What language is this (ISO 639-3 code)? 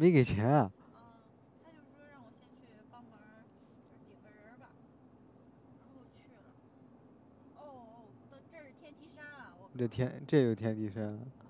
zho